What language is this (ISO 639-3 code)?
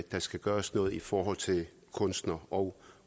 dan